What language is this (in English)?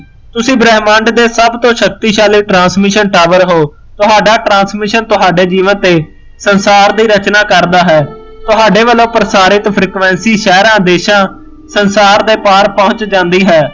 Punjabi